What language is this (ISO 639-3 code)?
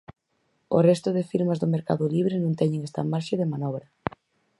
glg